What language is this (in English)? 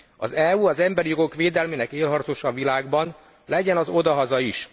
Hungarian